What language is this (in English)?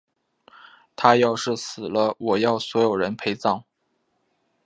Chinese